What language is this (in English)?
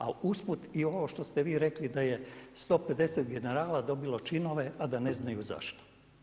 Croatian